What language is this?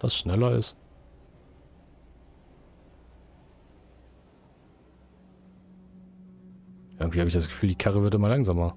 German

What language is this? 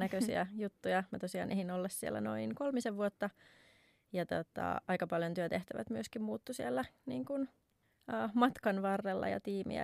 Finnish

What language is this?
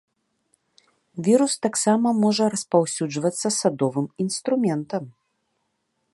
Belarusian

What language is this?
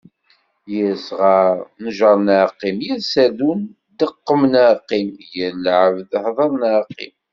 Kabyle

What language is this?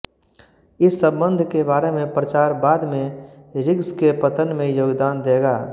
Hindi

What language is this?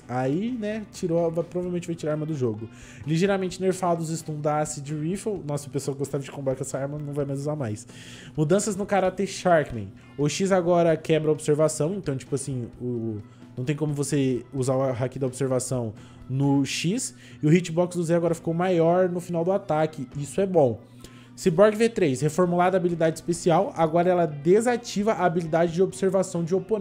Portuguese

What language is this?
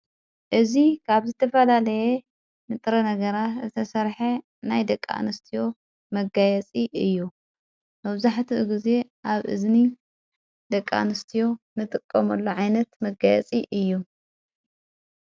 Tigrinya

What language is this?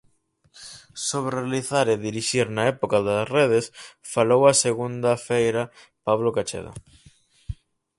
Galician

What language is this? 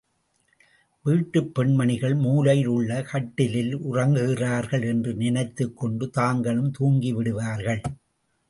Tamil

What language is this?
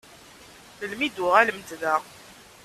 Kabyle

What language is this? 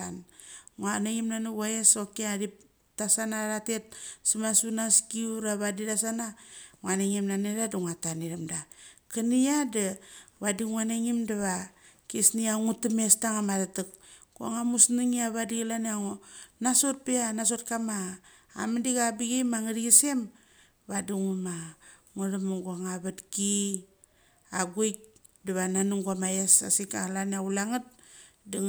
Mali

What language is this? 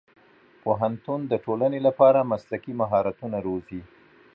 Pashto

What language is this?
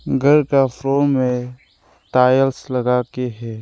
Hindi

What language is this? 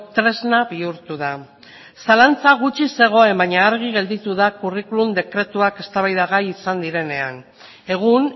Basque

